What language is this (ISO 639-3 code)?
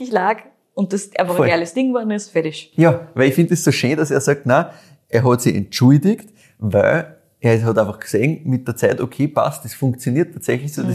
deu